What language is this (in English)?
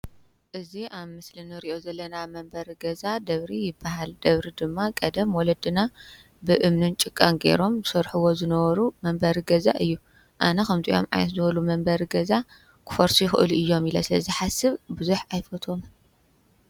Tigrinya